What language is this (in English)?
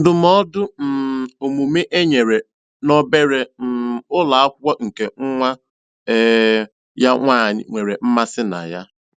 Igbo